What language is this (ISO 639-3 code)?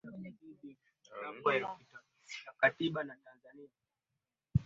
swa